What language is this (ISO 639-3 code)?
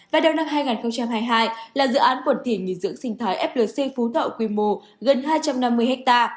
vie